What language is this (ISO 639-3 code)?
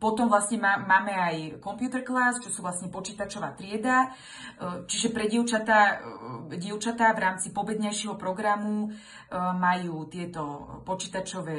slk